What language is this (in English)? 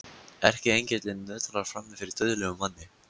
Icelandic